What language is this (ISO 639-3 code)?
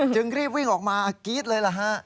tha